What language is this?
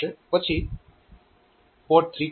Gujarati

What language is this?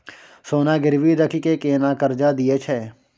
Maithili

